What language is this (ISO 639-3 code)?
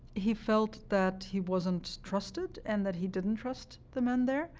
eng